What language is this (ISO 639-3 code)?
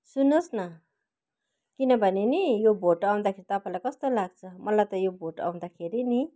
nep